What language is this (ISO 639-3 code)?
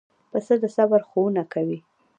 pus